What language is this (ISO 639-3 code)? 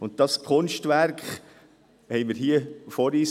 gsw